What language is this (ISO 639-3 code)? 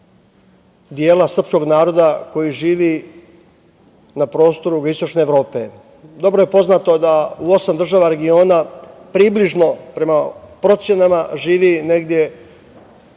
srp